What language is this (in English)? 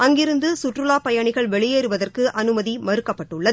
Tamil